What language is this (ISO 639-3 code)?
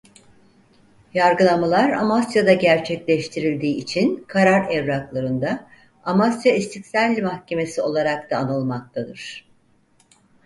tur